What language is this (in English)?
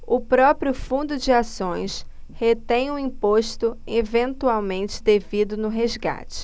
Portuguese